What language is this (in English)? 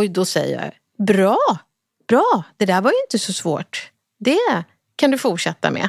Swedish